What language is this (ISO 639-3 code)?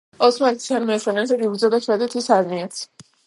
kat